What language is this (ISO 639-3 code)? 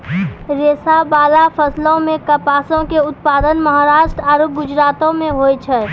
mai